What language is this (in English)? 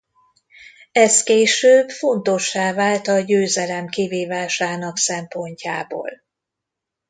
Hungarian